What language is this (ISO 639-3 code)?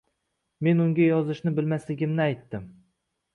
uzb